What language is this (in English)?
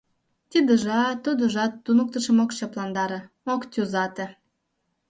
Mari